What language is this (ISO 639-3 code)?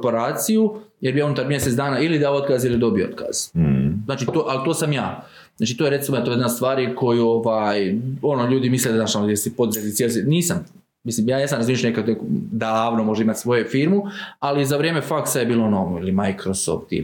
hrv